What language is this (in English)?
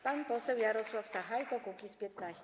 Polish